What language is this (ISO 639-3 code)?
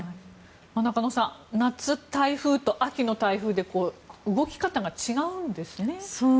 jpn